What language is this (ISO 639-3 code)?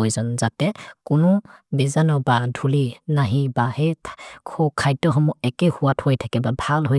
mrr